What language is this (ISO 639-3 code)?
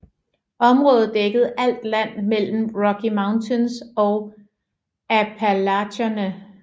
dan